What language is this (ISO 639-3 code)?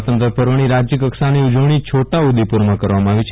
guj